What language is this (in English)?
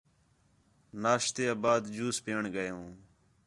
Khetrani